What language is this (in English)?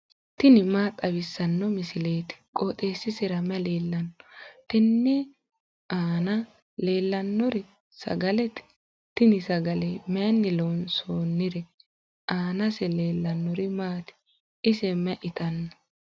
Sidamo